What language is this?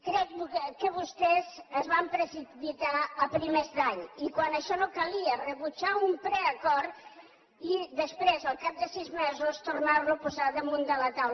Catalan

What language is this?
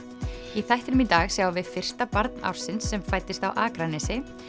Icelandic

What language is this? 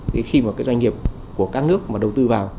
Vietnamese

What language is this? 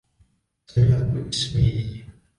Arabic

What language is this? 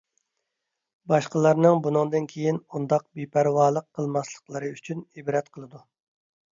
Uyghur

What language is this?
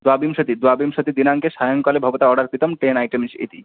Sanskrit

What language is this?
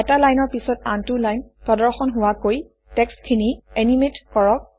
Assamese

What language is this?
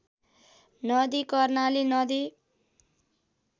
Nepali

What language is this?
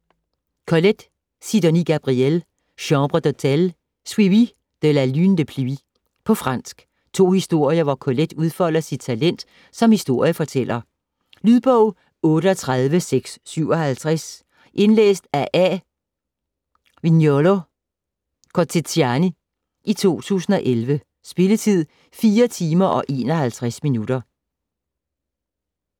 Danish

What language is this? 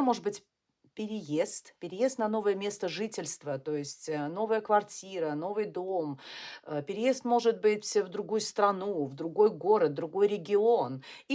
Russian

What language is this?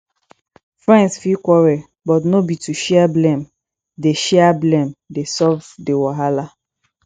Nigerian Pidgin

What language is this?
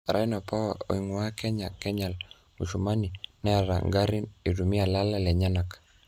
Masai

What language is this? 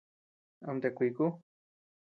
Tepeuxila Cuicatec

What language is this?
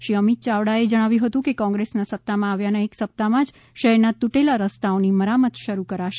Gujarati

